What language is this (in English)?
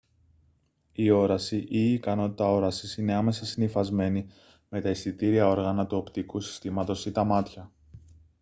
Greek